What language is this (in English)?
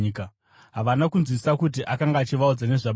Shona